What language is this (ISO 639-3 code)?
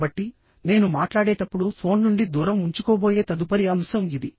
tel